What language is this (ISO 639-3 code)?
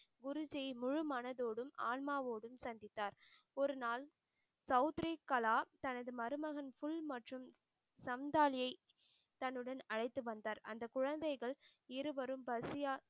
tam